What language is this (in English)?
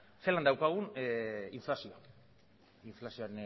Basque